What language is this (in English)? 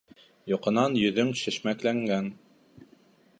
Bashkir